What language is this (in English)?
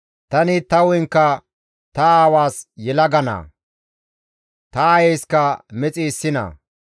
Gamo